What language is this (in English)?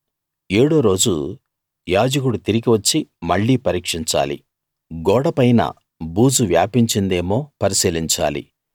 Telugu